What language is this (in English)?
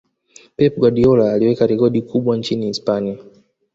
Swahili